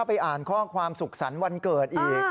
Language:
Thai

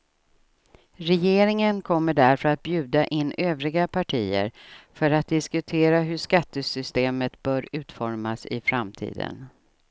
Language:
Swedish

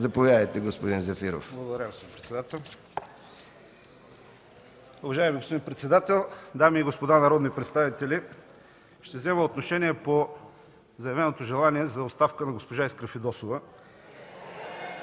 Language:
Bulgarian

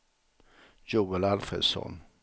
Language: Swedish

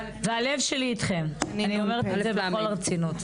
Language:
Hebrew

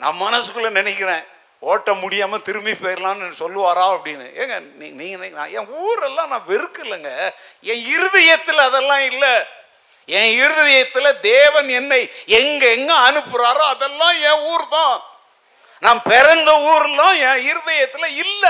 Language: Tamil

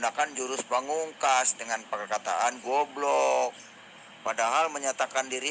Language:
Indonesian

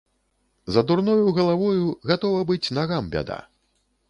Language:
Belarusian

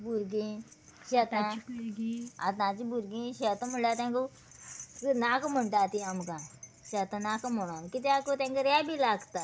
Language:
Konkani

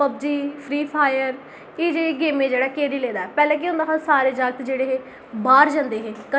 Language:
Dogri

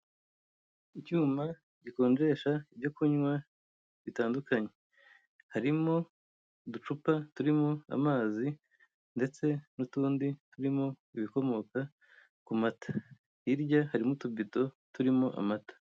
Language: Kinyarwanda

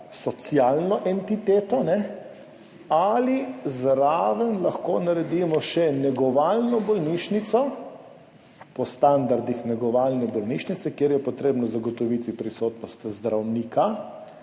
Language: Slovenian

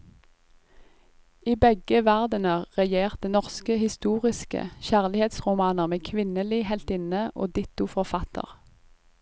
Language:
Norwegian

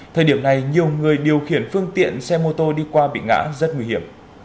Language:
Vietnamese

